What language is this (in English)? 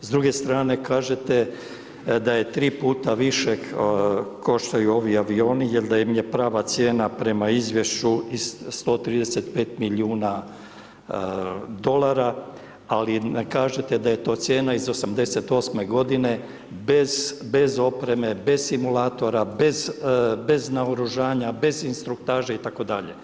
Croatian